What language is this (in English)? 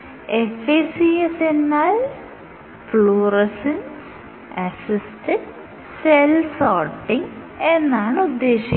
Malayalam